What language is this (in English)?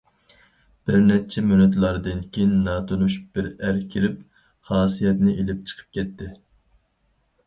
Uyghur